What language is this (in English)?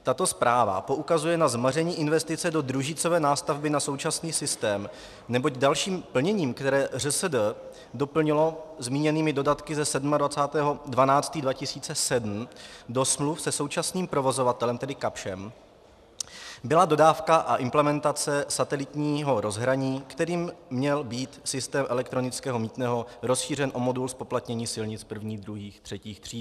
Czech